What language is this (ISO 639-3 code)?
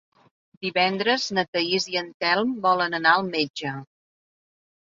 cat